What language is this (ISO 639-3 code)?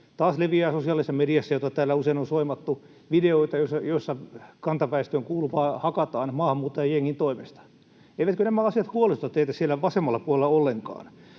fin